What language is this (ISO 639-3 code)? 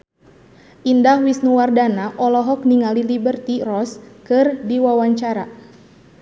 sun